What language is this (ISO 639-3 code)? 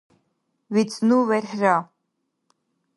dar